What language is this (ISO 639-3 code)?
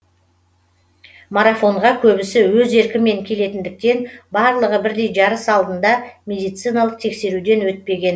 kaz